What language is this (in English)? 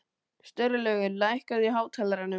Icelandic